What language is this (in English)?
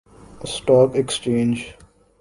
Urdu